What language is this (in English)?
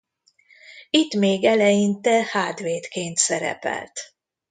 Hungarian